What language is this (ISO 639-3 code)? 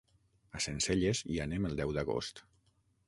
cat